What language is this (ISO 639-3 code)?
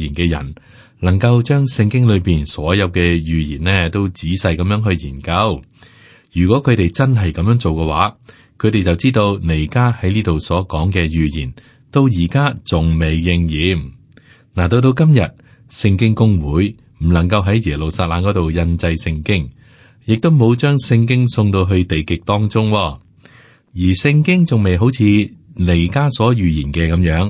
zho